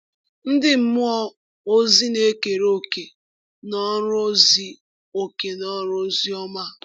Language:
Igbo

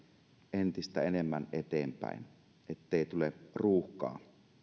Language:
Finnish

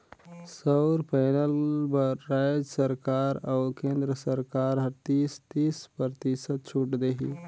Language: Chhattisgarhi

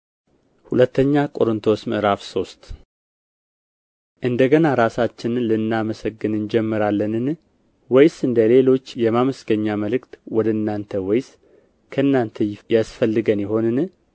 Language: Amharic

